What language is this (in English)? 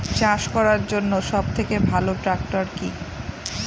Bangla